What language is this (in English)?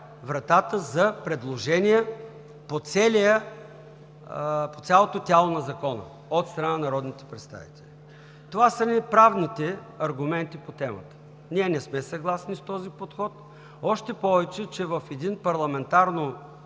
Bulgarian